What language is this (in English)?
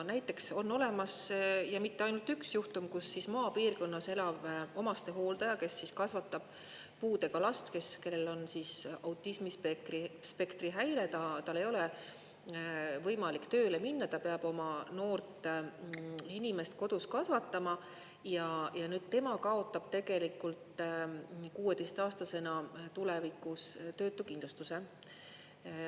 Estonian